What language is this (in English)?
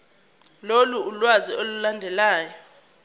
Zulu